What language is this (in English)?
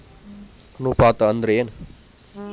Kannada